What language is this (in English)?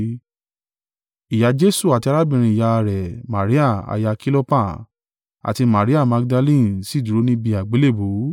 Yoruba